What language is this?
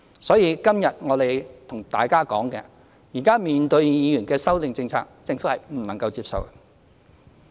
Cantonese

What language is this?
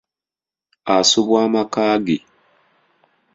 Ganda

